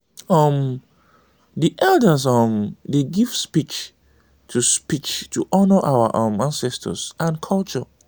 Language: Nigerian Pidgin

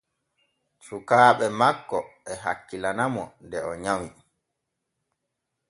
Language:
Borgu Fulfulde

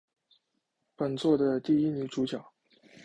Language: Chinese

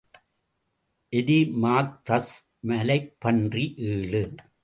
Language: Tamil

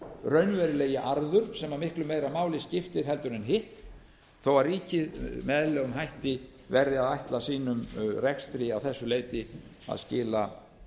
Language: Icelandic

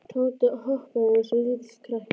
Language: Icelandic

